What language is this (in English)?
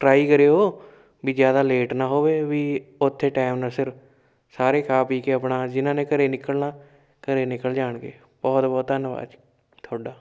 Punjabi